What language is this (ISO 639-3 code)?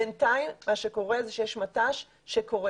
heb